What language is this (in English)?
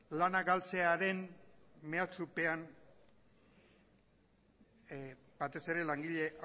Basque